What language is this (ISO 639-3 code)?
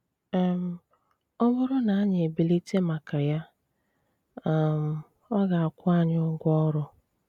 ibo